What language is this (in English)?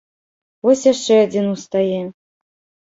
Belarusian